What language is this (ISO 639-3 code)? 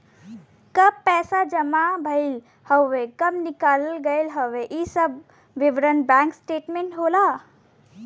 bho